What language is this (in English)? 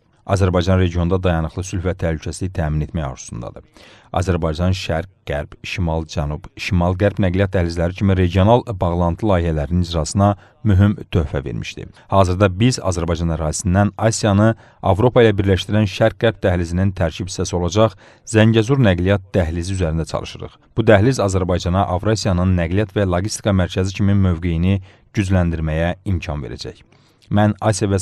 Turkish